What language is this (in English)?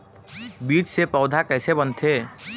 Chhattisgarhi